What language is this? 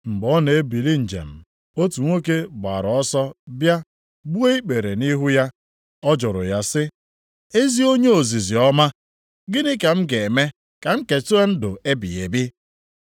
Igbo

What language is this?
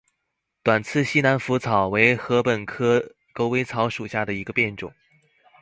Chinese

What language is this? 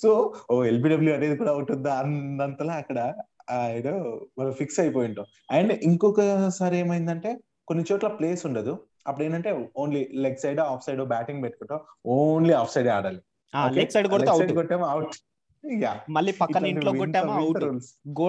Telugu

